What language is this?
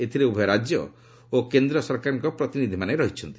Odia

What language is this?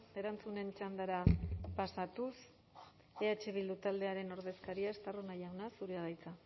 Basque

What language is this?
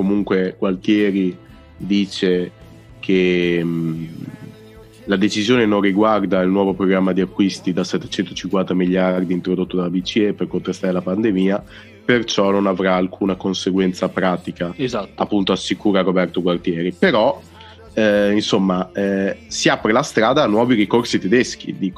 Italian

